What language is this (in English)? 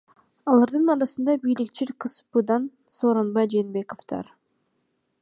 Kyrgyz